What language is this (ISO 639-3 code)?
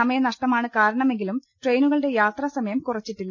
mal